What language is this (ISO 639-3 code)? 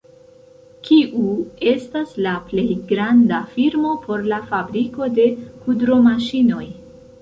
epo